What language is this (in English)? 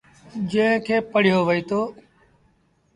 Sindhi Bhil